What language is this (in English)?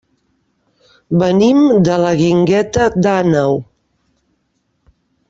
Catalan